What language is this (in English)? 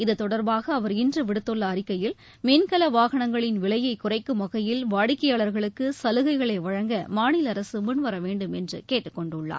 Tamil